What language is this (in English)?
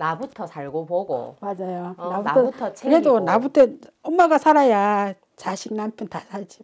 Korean